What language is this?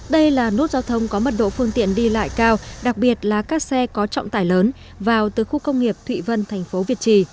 Vietnamese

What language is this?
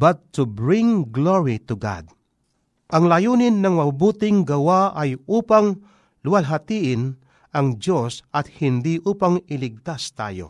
Filipino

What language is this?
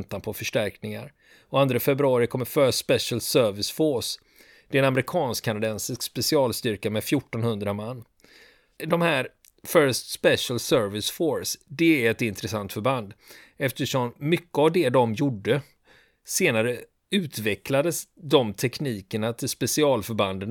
Swedish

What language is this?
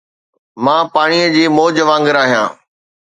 Sindhi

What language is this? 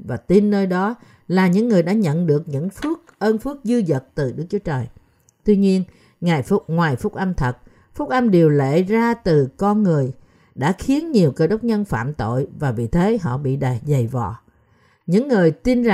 Vietnamese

